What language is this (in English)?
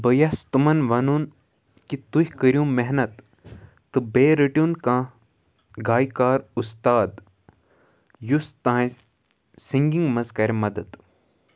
Kashmiri